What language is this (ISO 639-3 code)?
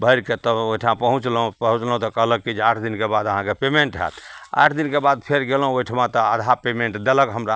mai